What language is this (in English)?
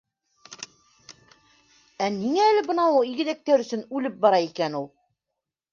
Bashkir